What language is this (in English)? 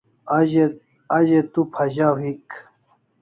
Kalasha